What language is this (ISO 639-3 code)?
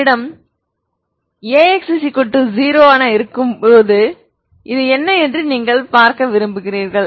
tam